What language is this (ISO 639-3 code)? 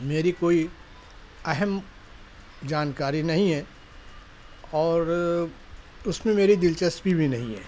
urd